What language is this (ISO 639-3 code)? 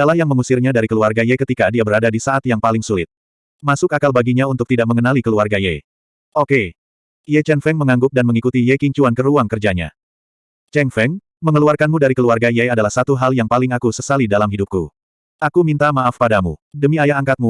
ind